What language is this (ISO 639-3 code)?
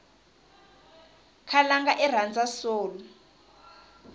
tso